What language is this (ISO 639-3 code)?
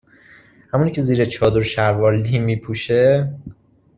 fas